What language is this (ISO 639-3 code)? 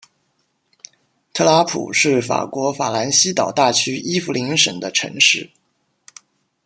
zho